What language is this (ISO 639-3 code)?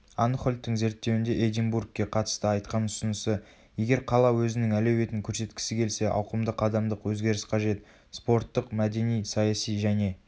kaz